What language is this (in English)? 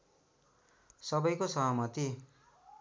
Nepali